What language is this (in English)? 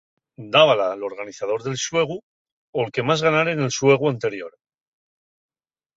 Asturian